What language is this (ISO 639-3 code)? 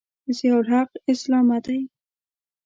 pus